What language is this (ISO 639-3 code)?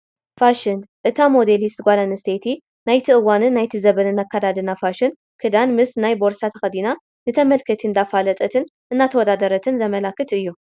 tir